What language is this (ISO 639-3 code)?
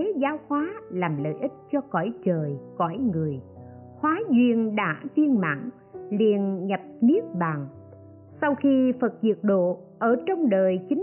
vie